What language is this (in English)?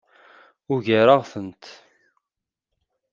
Kabyle